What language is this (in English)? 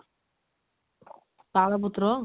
Odia